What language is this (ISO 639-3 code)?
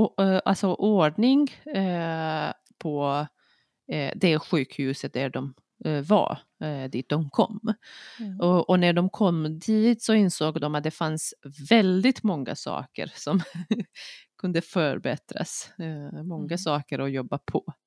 swe